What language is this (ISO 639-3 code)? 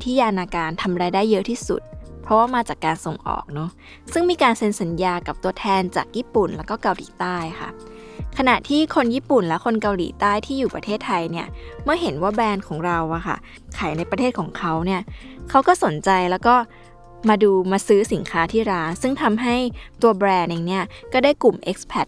tha